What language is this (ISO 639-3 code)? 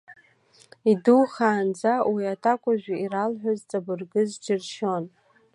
abk